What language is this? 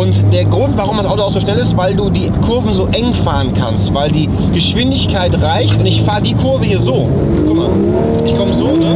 German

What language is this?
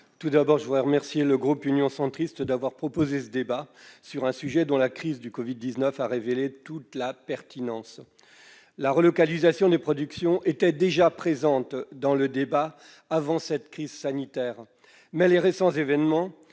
French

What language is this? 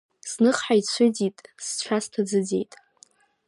Abkhazian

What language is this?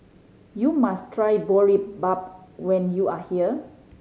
English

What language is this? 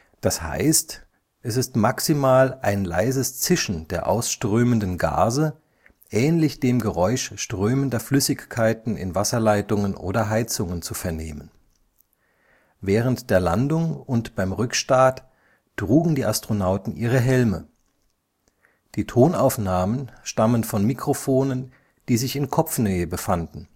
German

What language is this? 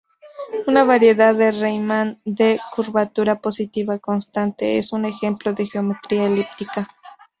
Spanish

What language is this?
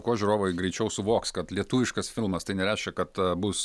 Lithuanian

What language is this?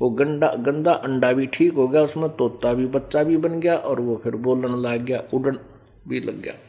Hindi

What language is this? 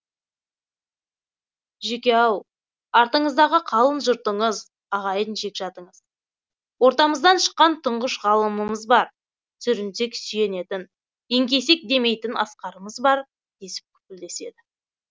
Kazakh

